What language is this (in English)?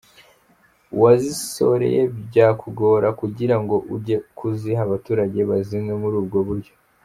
Kinyarwanda